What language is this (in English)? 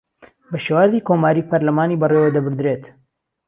Central Kurdish